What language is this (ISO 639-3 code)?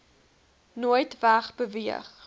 afr